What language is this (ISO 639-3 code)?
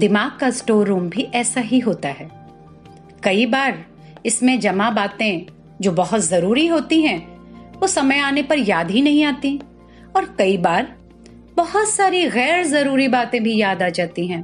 hin